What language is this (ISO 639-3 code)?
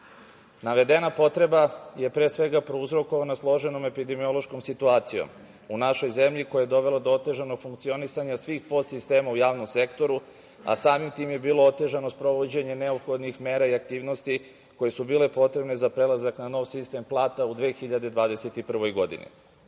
srp